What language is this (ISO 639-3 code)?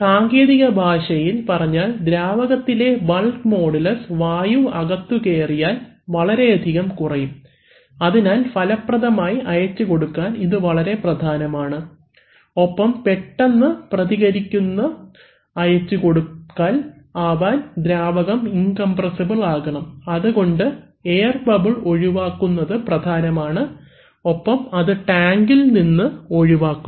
mal